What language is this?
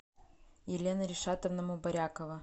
Russian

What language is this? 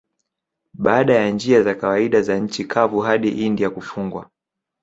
Swahili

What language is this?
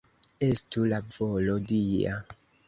Esperanto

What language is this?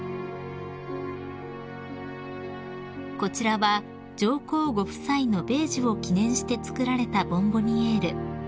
Japanese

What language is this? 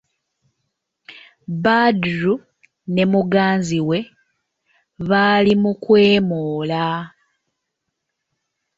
Ganda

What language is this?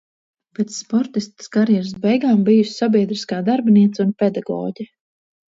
Latvian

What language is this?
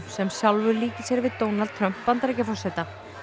Icelandic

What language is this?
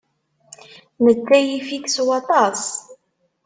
Kabyle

